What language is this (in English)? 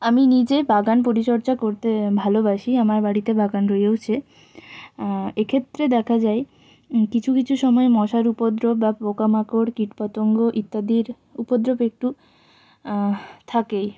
Bangla